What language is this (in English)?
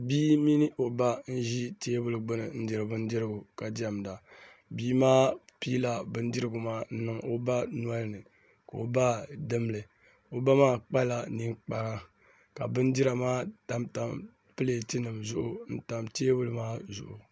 Dagbani